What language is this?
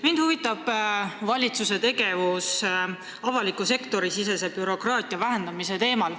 Estonian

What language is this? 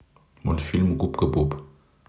Russian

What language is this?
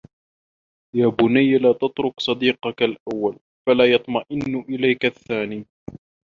Arabic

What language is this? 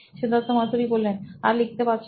Bangla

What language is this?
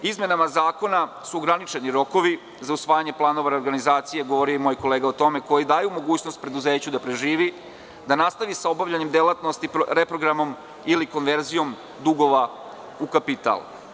Serbian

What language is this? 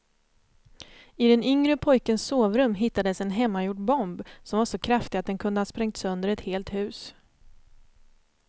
Swedish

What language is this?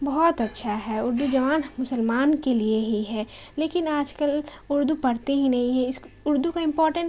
Urdu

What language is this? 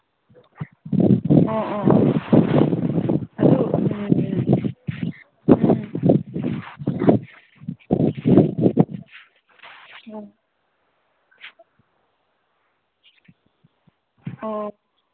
Manipuri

